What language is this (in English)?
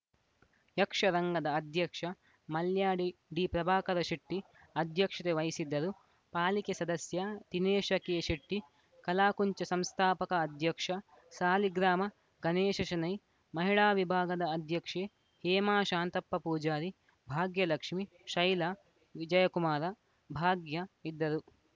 Kannada